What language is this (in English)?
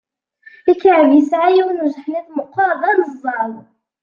Kabyle